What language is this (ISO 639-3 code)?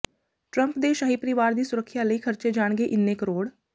pan